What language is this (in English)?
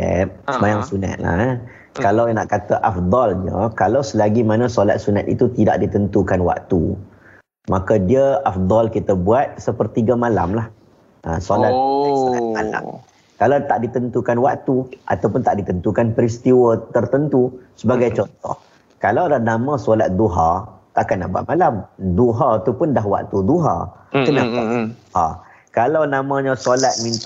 Malay